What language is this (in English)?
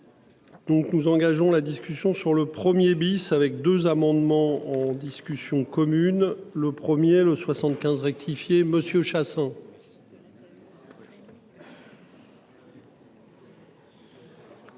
French